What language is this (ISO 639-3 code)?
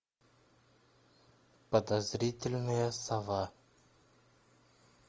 rus